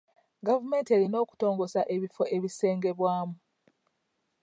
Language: Ganda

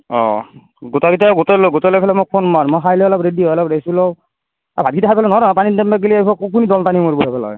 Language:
Assamese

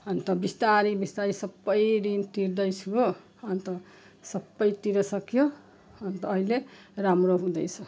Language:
Nepali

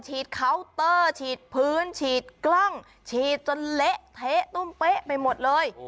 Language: Thai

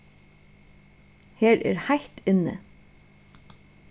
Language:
Faroese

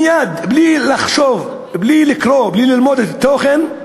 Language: Hebrew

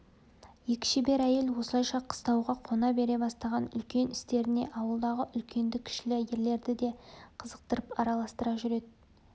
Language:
Kazakh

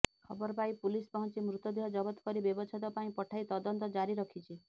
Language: Odia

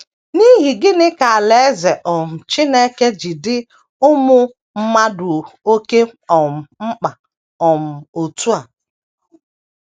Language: Igbo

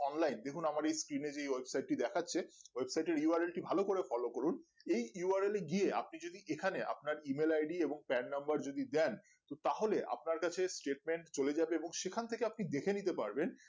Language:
Bangla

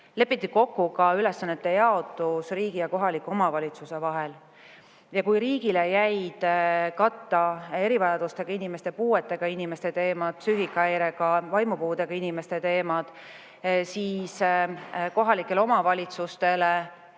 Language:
Estonian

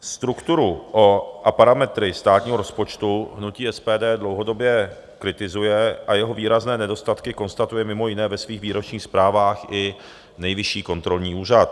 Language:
Czech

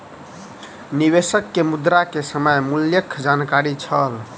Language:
Maithili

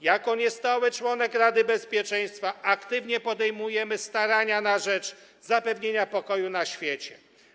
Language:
Polish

